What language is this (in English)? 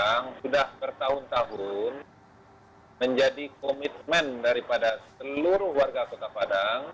Indonesian